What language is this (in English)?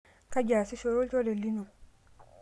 Masai